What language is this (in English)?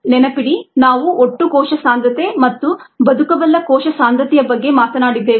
Kannada